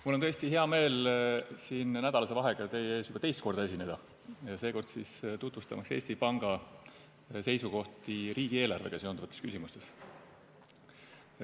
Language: Estonian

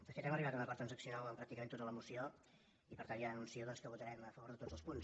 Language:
Catalan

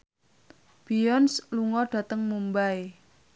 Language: Javanese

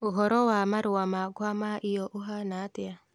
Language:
Kikuyu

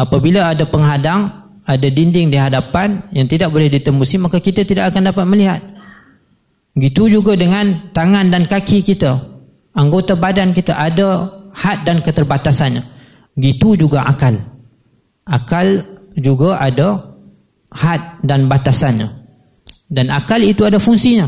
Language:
Malay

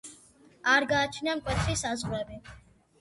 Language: Georgian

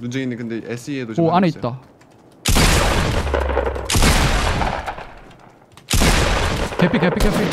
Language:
Korean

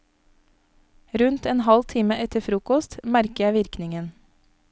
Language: Norwegian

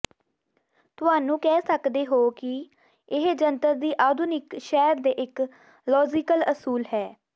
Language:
Punjabi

